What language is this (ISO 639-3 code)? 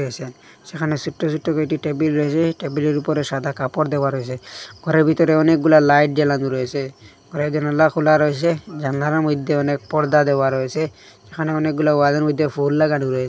ben